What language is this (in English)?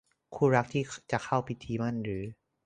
Thai